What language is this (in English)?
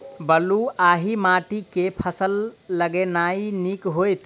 Maithili